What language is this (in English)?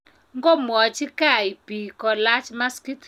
Kalenjin